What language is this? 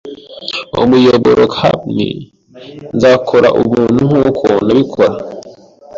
Kinyarwanda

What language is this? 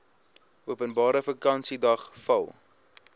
Afrikaans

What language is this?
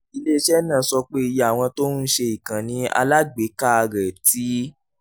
Yoruba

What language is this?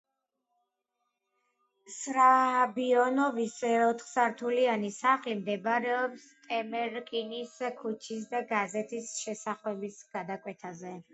Georgian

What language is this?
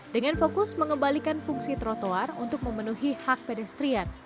Indonesian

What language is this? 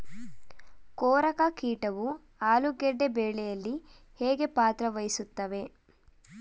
Kannada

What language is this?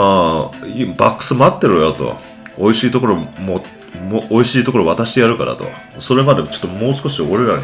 Japanese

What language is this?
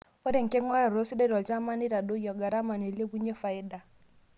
Masai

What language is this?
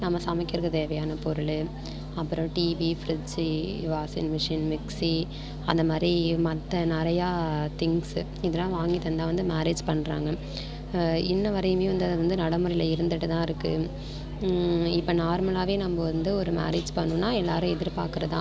Tamil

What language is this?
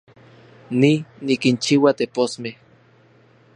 Central Puebla Nahuatl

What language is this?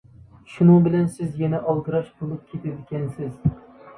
Uyghur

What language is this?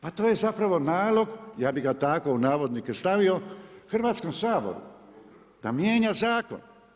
Croatian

